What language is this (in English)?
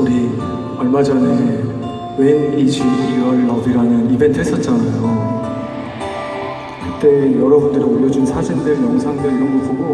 Korean